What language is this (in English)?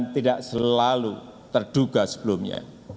Indonesian